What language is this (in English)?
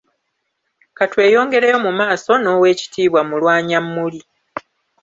Ganda